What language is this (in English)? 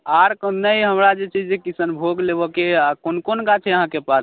Maithili